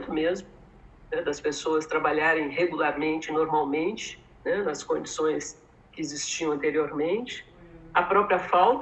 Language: Portuguese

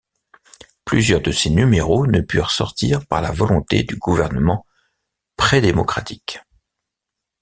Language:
French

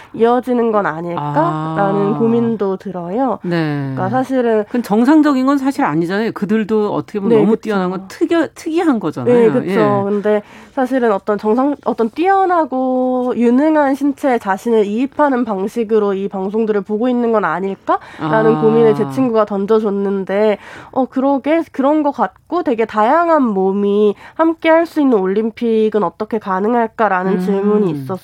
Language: Korean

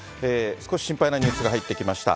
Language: Japanese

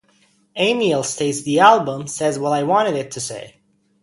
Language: English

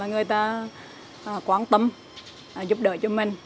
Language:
Vietnamese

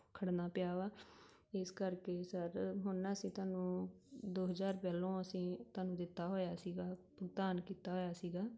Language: Punjabi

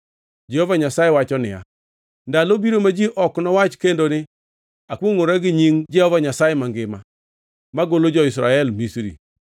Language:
Luo (Kenya and Tanzania)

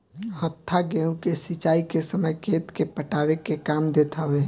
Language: Bhojpuri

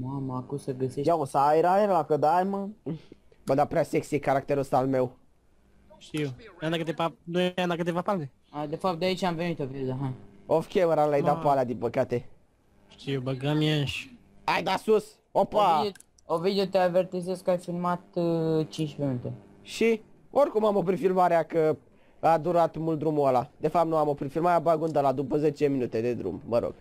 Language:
Romanian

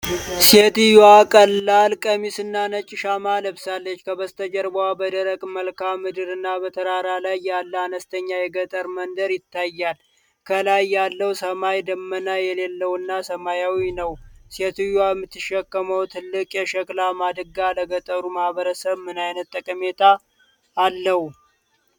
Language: Amharic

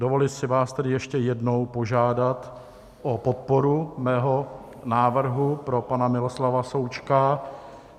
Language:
Czech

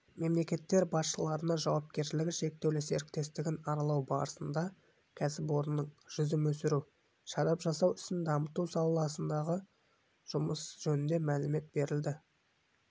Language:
Kazakh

